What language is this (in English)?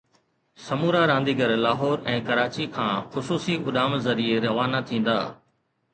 Sindhi